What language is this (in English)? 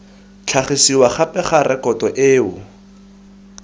Tswana